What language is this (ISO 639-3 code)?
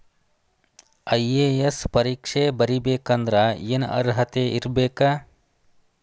kan